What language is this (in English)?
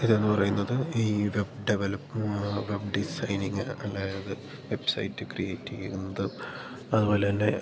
Malayalam